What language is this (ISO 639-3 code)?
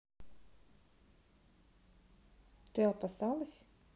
rus